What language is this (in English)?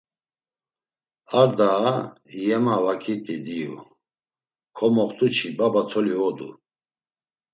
Laz